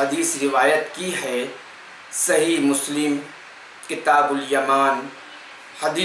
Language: Urdu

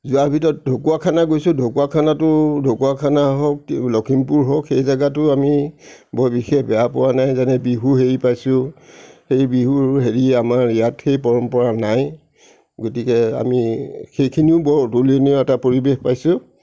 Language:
Assamese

